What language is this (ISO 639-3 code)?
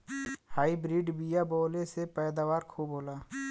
bho